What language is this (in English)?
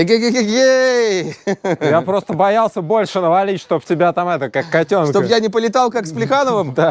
Russian